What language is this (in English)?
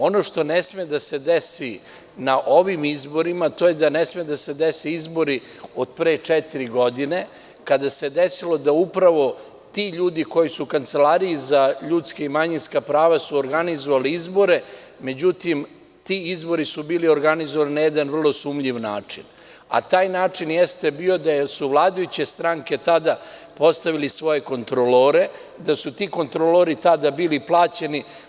Serbian